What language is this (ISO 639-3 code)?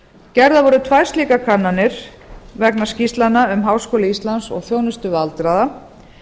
isl